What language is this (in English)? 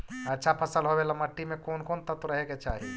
Magahi